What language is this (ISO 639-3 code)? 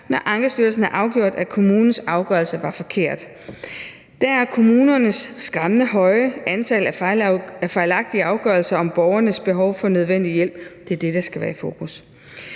dan